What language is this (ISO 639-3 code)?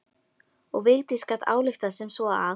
isl